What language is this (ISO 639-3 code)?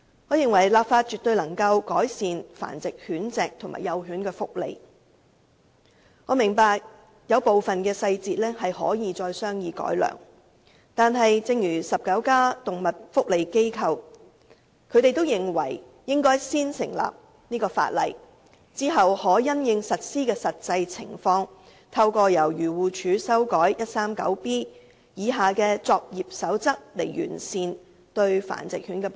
yue